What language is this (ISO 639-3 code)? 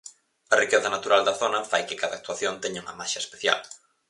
glg